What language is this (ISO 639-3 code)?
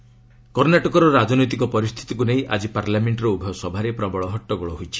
ori